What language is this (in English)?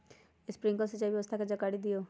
Magahi